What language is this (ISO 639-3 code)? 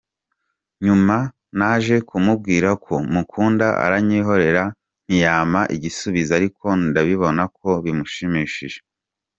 kin